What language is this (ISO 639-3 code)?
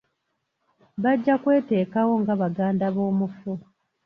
lug